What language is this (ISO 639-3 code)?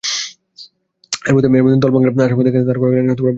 ben